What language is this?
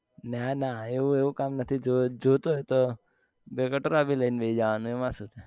Gujarati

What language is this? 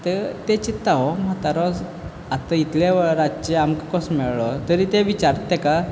Konkani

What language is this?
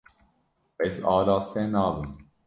Kurdish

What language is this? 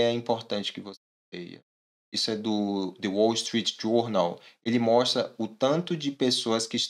Portuguese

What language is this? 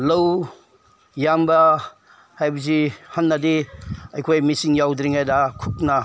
Manipuri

